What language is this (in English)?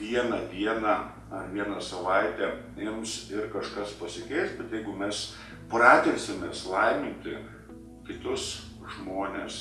Lithuanian